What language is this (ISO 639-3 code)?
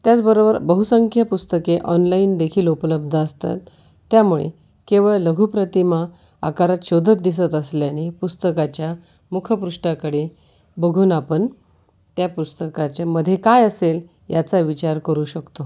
mar